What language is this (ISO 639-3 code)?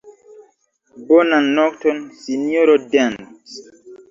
epo